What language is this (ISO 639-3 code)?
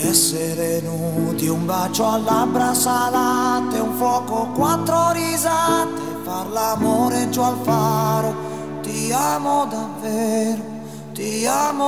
hrv